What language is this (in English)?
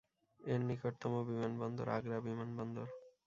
Bangla